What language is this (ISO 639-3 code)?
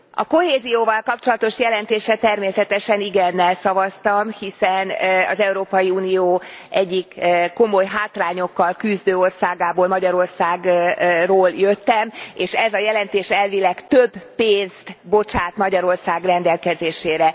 hun